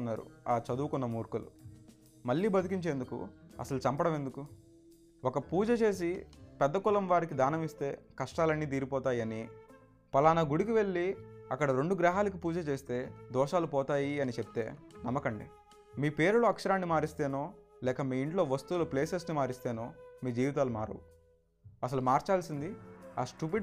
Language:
Telugu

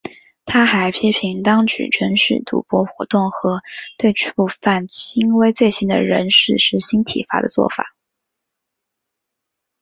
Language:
Chinese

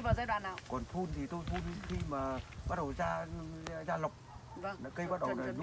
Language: Vietnamese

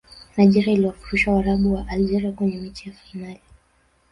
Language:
Swahili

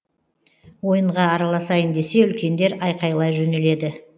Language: Kazakh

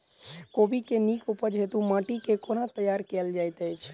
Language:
Maithili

